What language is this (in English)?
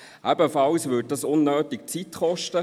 Swiss German